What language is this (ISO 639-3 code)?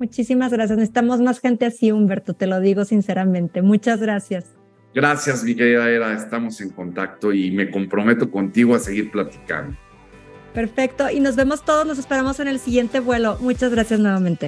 spa